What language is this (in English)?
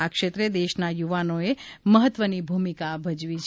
Gujarati